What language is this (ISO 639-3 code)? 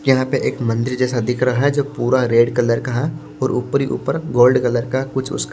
hin